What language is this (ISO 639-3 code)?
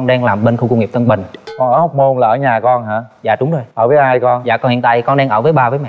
vie